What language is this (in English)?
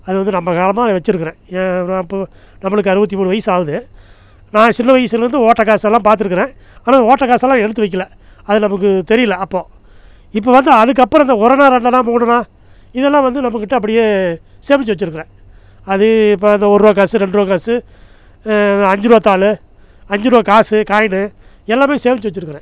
Tamil